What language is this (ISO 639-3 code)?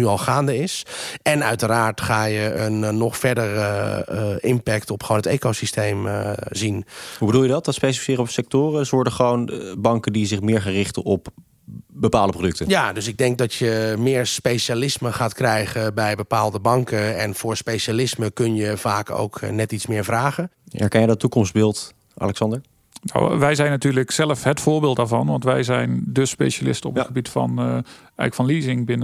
nld